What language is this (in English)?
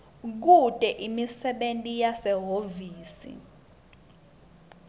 Swati